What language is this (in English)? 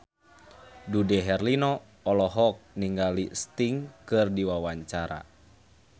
Sundanese